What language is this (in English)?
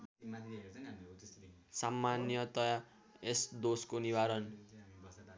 Nepali